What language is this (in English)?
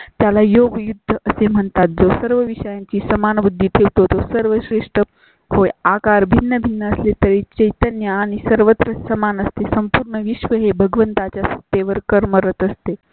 Marathi